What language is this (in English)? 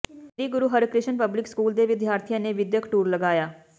Punjabi